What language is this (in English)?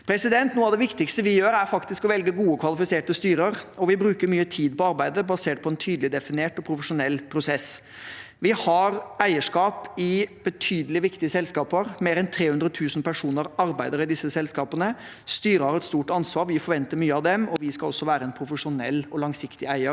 Norwegian